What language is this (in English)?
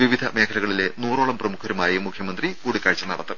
Malayalam